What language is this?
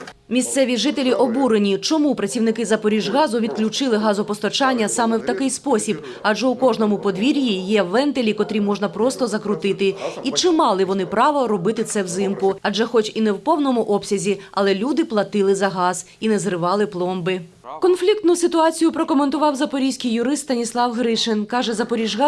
Ukrainian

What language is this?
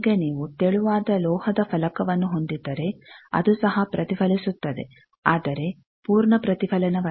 Kannada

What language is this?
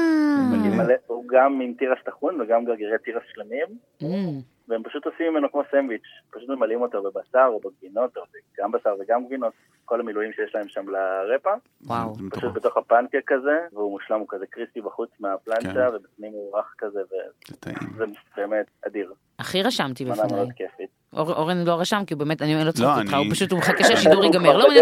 Hebrew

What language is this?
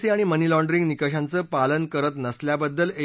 Marathi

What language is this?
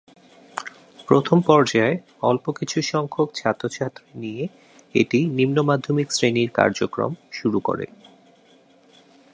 Bangla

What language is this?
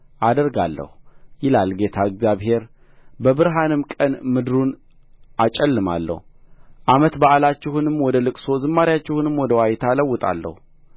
Amharic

